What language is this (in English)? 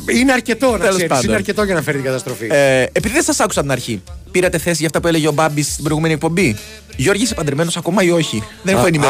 Greek